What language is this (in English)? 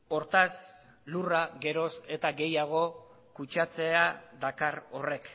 Basque